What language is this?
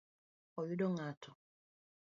Luo (Kenya and Tanzania)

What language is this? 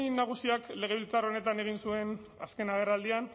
Basque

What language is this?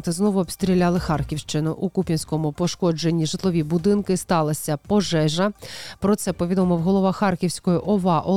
Ukrainian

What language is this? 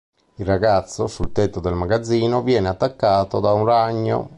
Italian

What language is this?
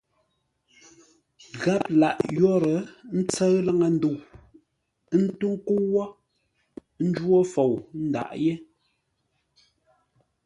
Ngombale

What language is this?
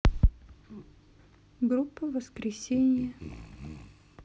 Russian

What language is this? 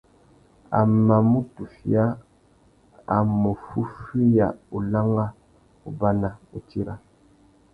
Tuki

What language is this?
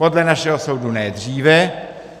Czech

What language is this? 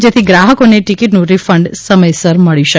Gujarati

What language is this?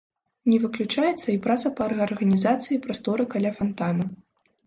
Belarusian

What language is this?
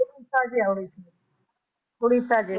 Punjabi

